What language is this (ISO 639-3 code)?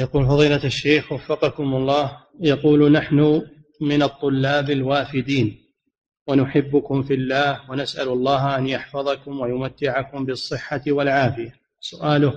ara